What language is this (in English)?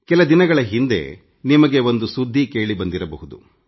Kannada